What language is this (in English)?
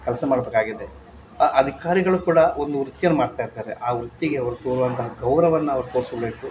Kannada